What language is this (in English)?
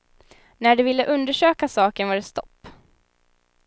Swedish